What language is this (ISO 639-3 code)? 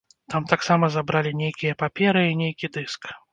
bel